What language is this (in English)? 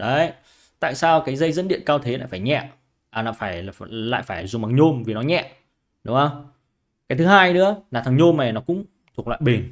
Vietnamese